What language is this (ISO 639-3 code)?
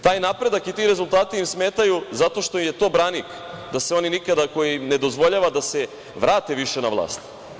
srp